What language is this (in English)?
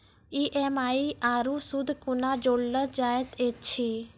Maithili